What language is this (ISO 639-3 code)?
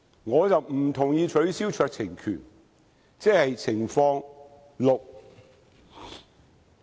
yue